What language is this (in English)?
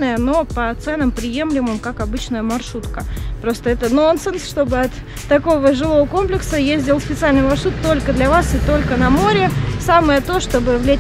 Russian